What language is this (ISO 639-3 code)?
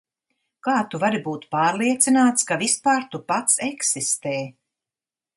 lav